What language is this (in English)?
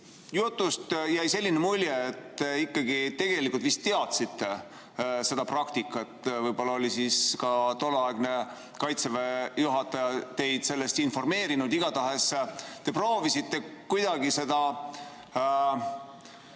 Estonian